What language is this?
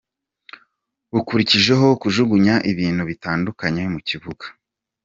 Kinyarwanda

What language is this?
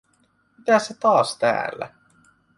Finnish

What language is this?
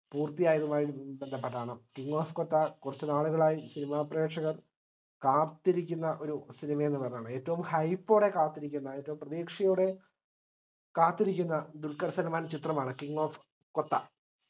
Malayalam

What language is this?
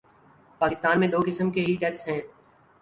Urdu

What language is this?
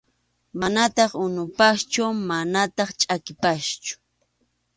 Arequipa-La Unión Quechua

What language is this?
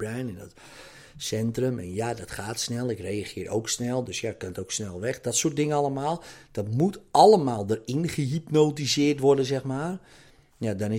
Dutch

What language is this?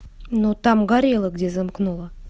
Russian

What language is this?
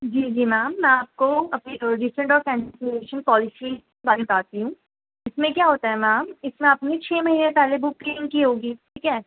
Urdu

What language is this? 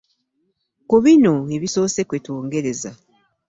Ganda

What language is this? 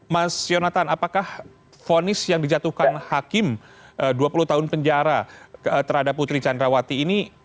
Indonesian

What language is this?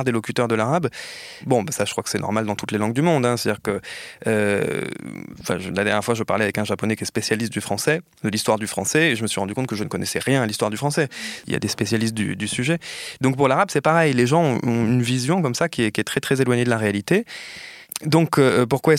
French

